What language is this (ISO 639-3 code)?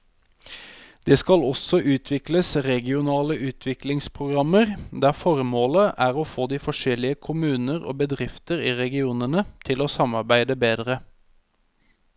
nor